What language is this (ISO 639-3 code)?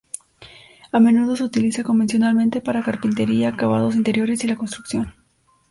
spa